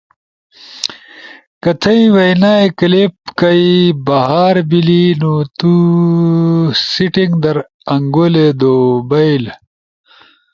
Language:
Ushojo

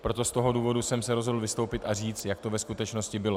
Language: Czech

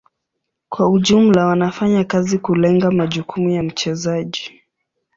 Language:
Swahili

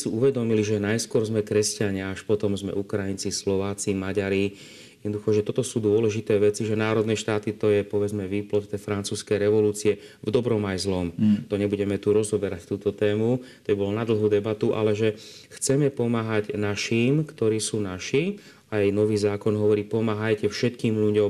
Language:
Slovak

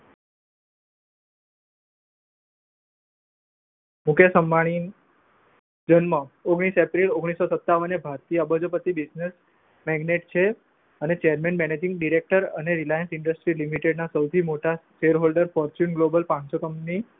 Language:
Gujarati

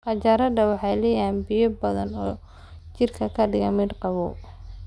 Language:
Somali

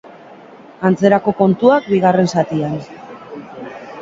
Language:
Basque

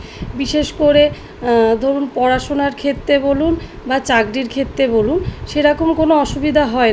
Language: Bangla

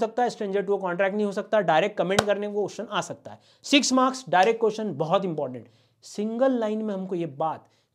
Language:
Hindi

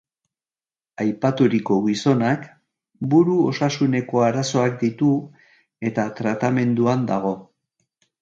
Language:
Basque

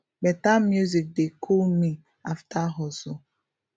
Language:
Nigerian Pidgin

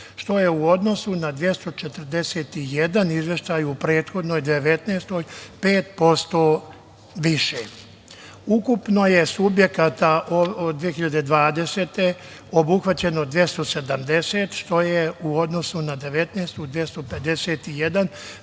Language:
Serbian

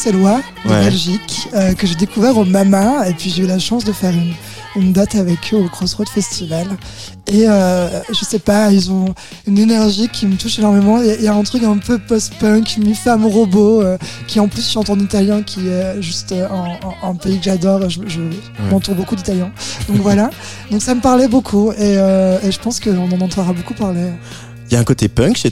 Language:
French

